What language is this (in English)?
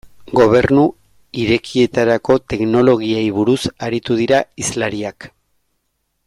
Basque